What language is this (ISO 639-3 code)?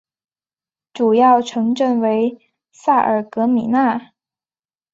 zho